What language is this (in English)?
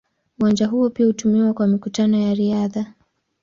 Swahili